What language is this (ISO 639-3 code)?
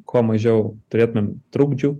lit